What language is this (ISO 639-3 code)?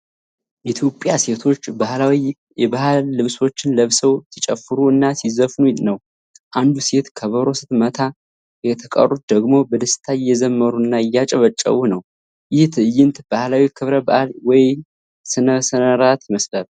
amh